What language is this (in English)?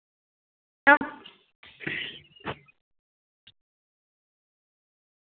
Dogri